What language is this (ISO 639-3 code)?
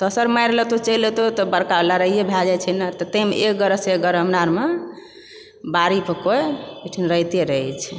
mai